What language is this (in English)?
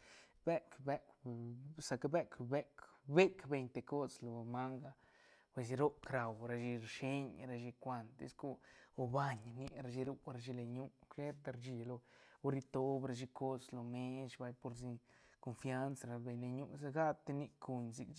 Santa Catarina Albarradas Zapotec